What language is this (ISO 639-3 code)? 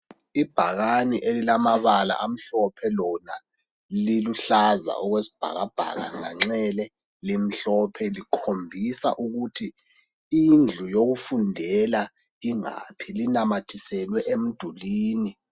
nde